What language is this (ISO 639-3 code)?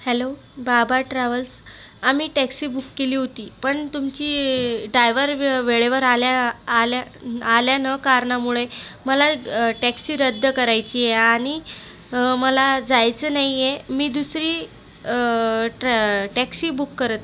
mar